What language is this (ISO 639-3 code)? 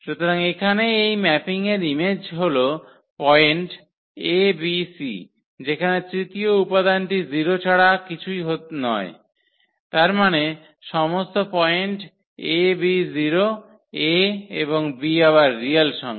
ben